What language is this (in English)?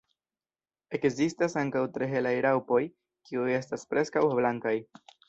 Esperanto